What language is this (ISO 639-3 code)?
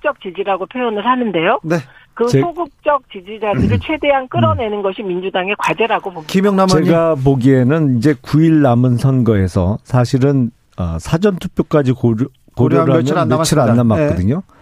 kor